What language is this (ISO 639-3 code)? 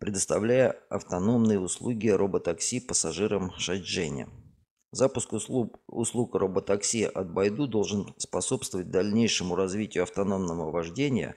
rus